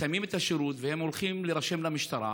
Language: Hebrew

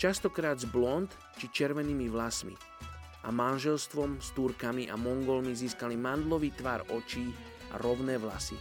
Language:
Slovak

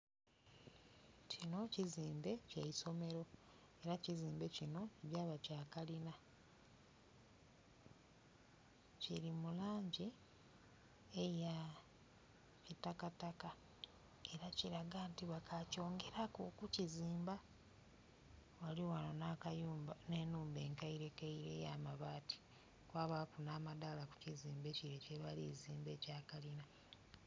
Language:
Soga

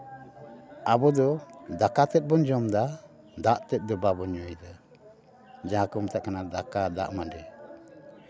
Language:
Santali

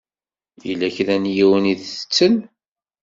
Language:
Kabyle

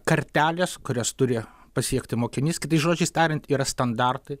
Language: Lithuanian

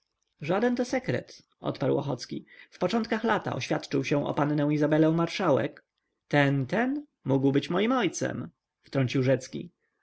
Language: Polish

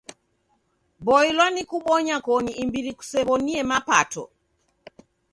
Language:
Taita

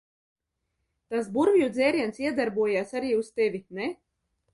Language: Latvian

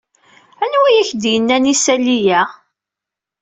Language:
Kabyle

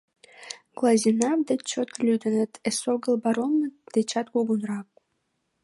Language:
Mari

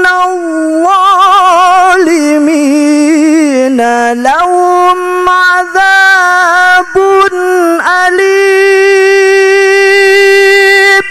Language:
Arabic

